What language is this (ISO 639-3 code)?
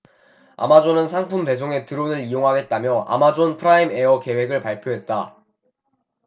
kor